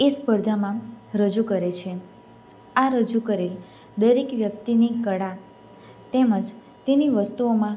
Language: Gujarati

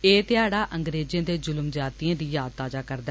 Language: Dogri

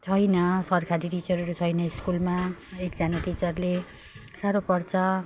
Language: Nepali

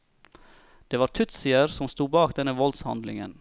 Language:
Norwegian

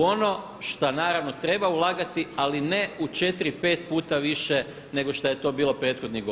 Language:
Croatian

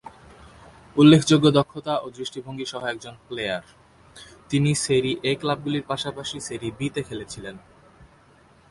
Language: Bangla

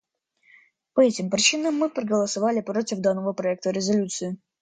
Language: Russian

